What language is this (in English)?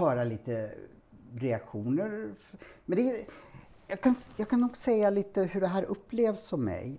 Swedish